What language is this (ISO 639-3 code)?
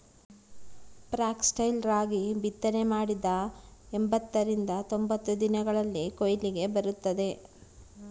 kan